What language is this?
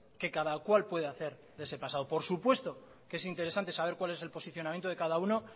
Spanish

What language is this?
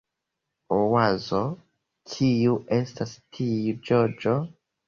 Esperanto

